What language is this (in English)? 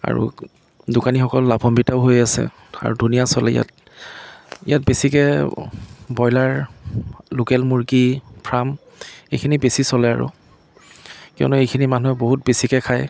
Assamese